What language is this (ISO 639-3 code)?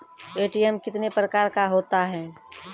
mai